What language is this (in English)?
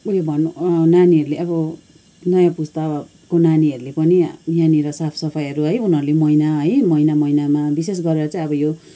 Nepali